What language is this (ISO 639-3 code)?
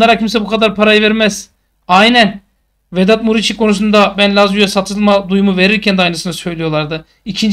tur